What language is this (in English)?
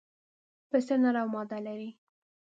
Pashto